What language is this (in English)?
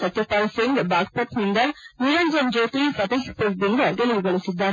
Kannada